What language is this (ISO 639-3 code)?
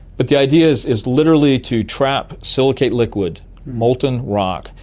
eng